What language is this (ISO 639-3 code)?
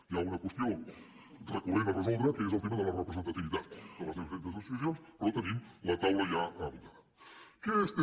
cat